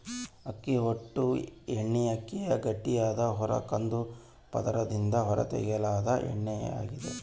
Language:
Kannada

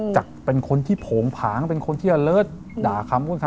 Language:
Thai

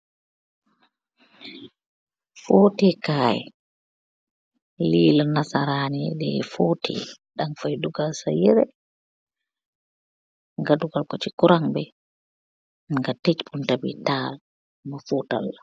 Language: Wolof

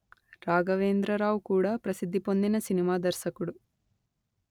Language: Telugu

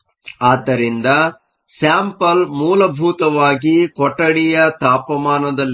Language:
Kannada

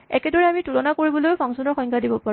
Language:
Assamese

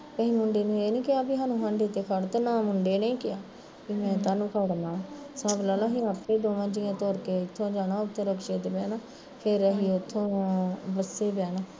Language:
Punjabi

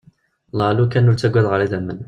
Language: Kabyle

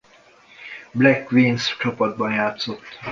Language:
Hungarian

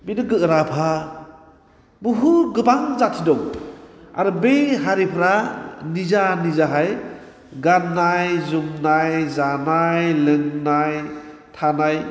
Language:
Bodo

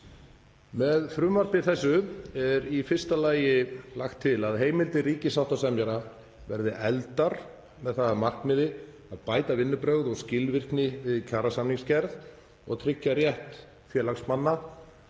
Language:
Icelandic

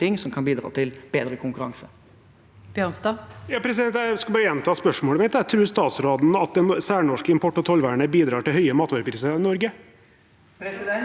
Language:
Norwegian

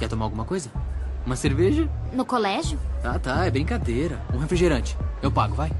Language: Portuguese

